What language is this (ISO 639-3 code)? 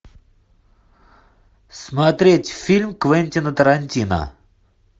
rus